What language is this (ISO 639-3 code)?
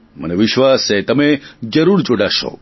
guj